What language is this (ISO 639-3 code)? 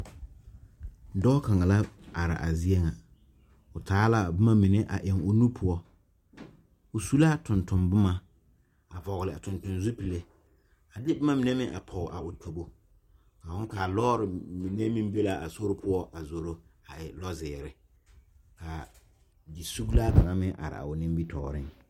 dga